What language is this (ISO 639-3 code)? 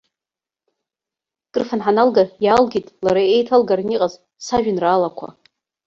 abk